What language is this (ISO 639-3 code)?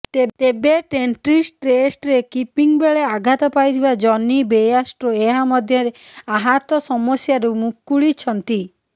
ori